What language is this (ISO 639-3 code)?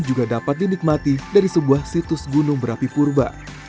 ind